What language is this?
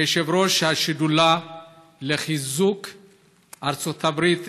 Hebrew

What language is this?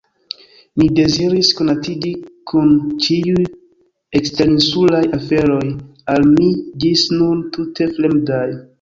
Esperanto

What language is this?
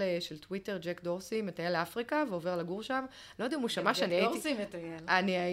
Hebrew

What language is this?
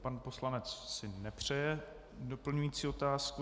Czech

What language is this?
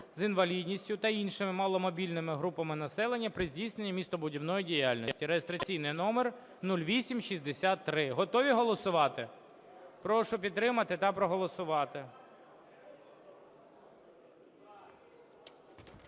Ukrainian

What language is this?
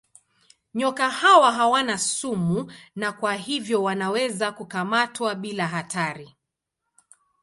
Swahili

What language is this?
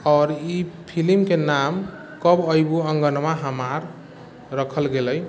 Maithili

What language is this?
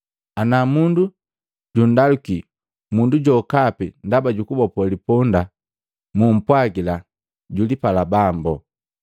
Matengo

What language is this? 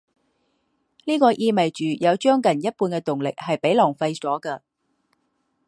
Chinese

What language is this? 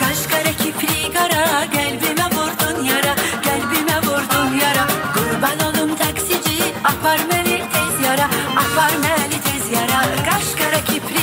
Turkish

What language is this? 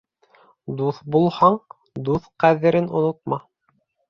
Bashkir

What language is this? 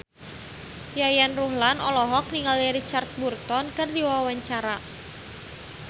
Sundanese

